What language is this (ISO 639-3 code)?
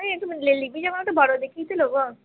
ben